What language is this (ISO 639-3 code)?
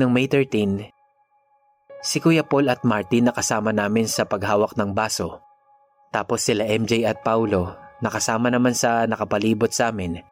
fil